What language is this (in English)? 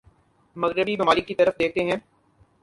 Urdu